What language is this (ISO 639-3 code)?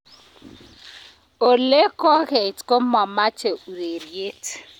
kln